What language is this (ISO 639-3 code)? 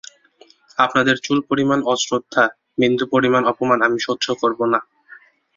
ben